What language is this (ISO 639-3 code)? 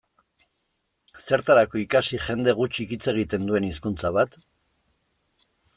eus